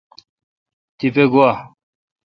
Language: Kalkoti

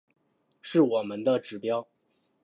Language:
Chinese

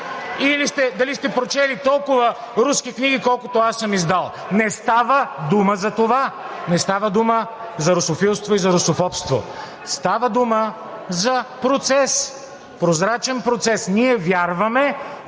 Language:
Bulgarian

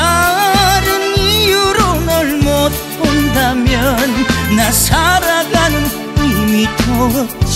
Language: Korean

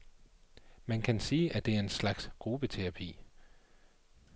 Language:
Danish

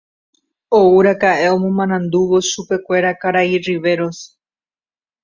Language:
Guarani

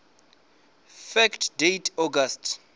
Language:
Venda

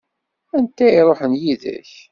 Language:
Kabyle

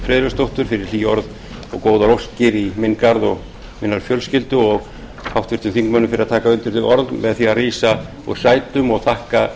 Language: Icelandic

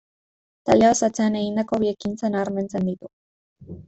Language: Basque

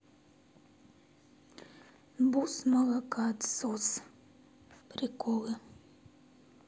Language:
Russian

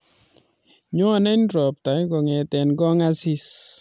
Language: Kalenjin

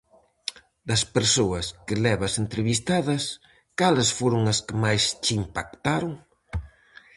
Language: Galician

